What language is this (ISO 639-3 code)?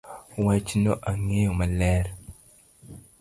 luo